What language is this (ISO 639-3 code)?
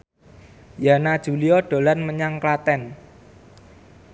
jav